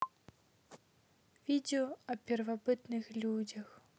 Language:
Russian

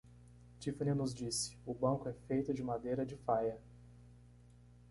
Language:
Portuguese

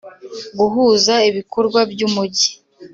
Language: Kinyarwanda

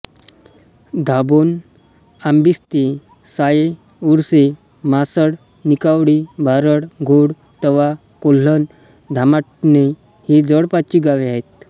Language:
Marathi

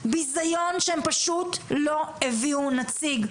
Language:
Hebrew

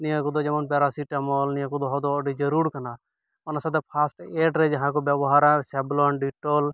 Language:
Santali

